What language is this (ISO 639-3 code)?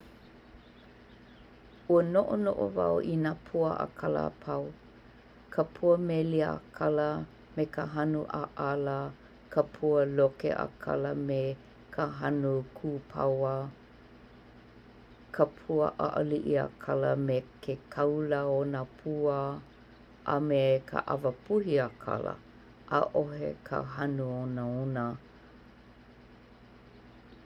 haw